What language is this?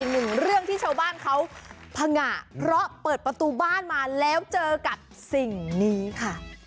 Thai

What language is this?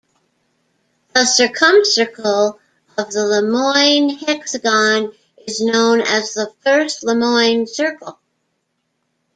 English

